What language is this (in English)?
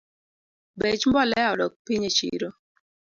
Luo (Kenya and Tanzania)